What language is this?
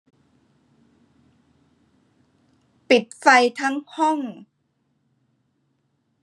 Thai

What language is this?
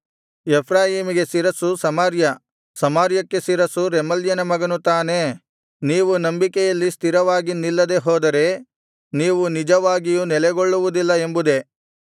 Kannada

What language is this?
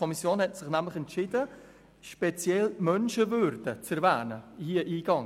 Swiss German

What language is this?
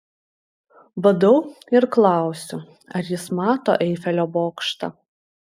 Lithuanian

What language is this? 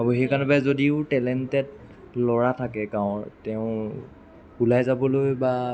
Assamese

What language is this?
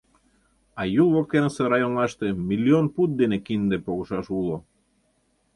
Mari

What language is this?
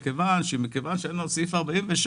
Hebrew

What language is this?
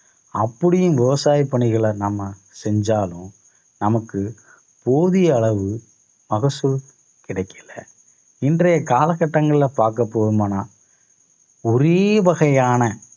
Tamil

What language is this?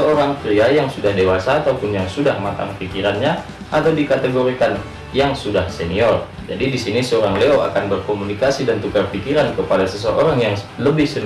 Indonesian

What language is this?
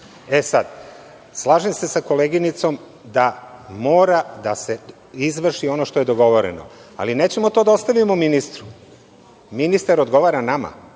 Serbian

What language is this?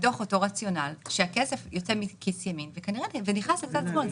Hebrew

